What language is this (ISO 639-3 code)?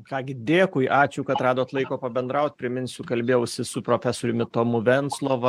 lit